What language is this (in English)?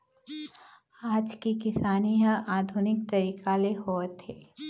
Chhattisgarhi